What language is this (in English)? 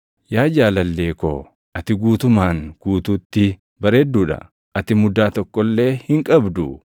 Oromo